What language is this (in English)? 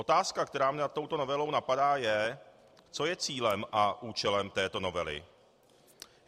Czech